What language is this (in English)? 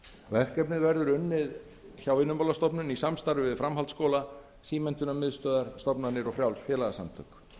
Icelandic